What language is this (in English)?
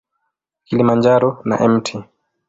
Swahili